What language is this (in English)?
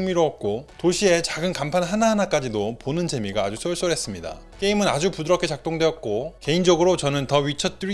Korean